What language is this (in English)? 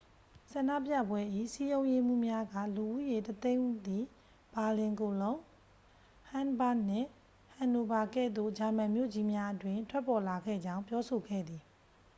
Burmese